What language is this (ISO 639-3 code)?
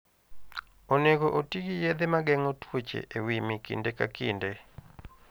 luo